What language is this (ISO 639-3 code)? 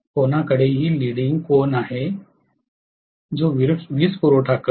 mar